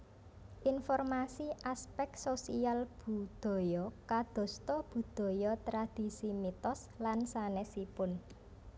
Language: Javanese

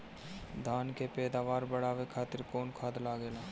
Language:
Bhojpuri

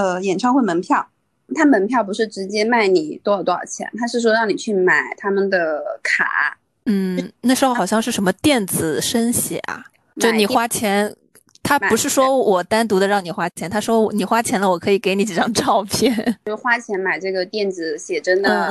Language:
Chinese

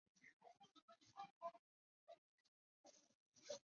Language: Chinese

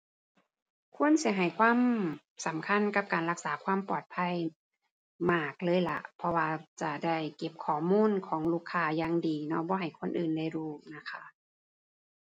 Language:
Thai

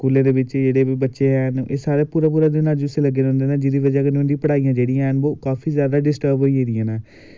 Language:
Dogri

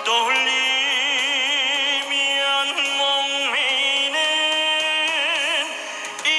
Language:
Korean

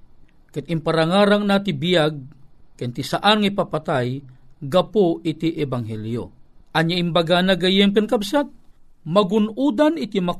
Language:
Filipino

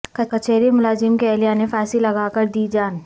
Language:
Urdu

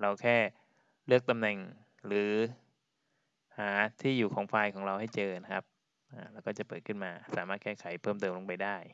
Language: Thai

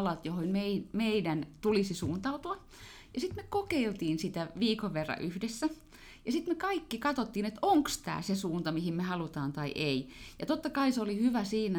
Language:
Finnish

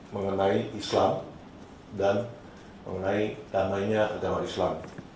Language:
Indonesian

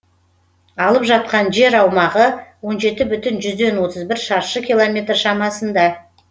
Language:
Kazakh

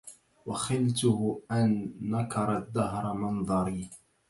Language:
Arabic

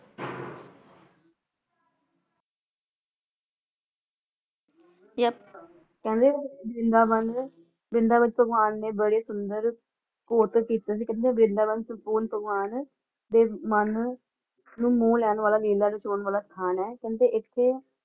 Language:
Punjabi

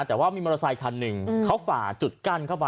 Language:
Thai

